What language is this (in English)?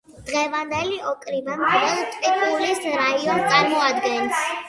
Georgian